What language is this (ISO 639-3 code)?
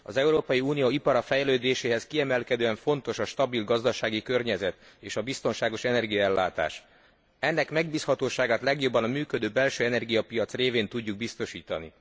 hun